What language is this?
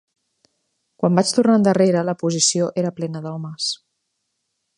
Catalan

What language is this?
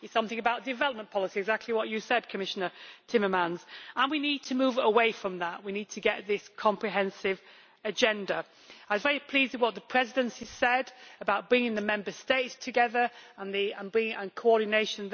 English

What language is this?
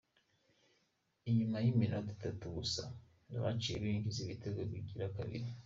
Kinyarwanda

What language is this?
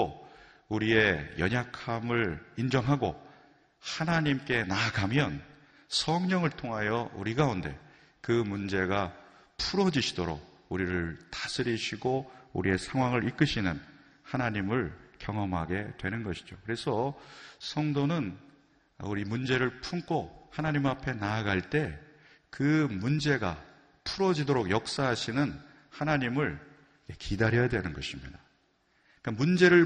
Korean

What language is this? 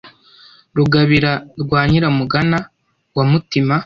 Kinyarwanda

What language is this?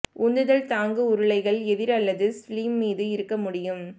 Tamil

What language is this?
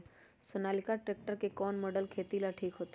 Magahi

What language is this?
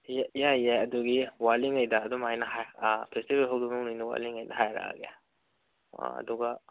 Manipuri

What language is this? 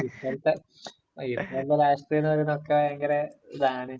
Malayalam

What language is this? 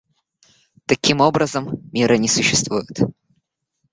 Russian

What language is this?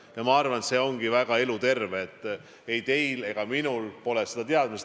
Estonian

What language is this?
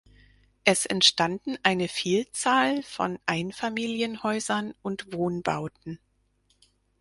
German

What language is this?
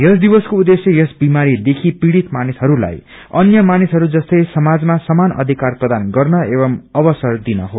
Nepali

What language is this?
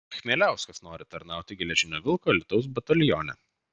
Lithuanian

